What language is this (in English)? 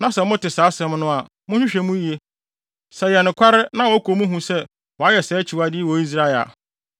Akan